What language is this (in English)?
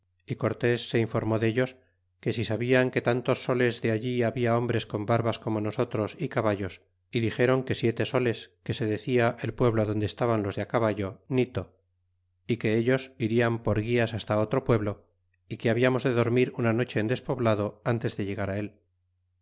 Spanish